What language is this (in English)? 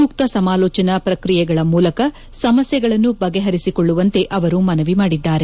Kannada